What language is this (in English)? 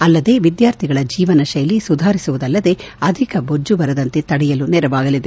Kannada